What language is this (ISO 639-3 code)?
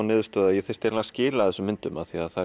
isl